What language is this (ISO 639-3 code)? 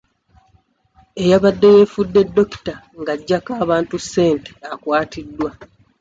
lug